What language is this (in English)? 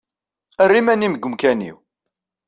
Kabyle